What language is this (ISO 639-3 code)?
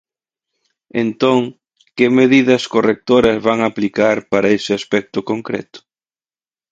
glg